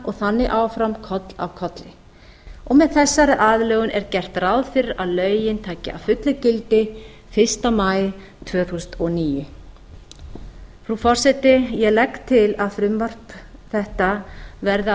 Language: Icelandic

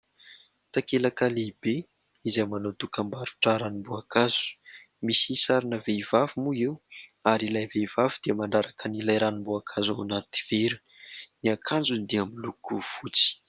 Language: Malagasy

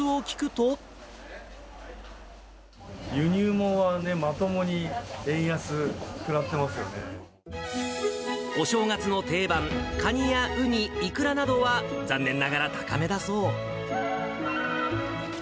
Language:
Japanese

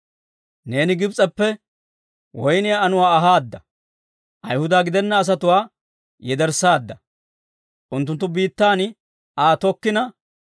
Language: Dawro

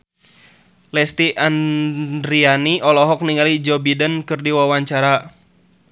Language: Sundanese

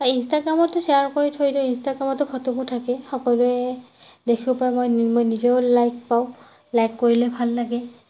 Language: Assamese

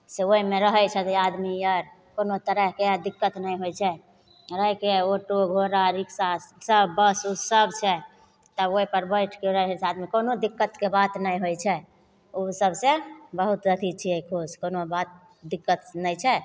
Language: Maithili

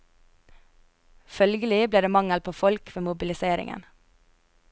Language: Norwegian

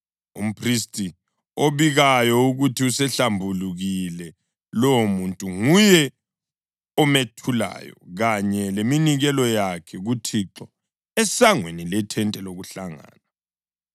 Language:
North Ndebele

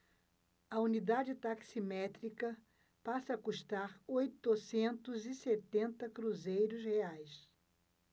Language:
Portuguese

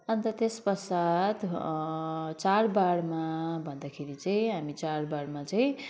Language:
Nepali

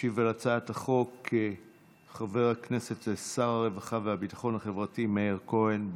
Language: Hebrew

